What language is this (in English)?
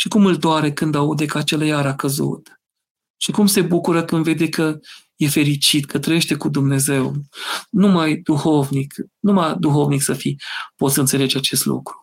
Romanian